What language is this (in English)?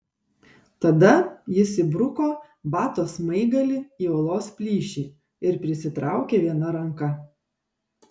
Lithuanian